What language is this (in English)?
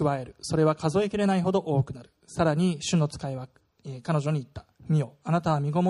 Japanese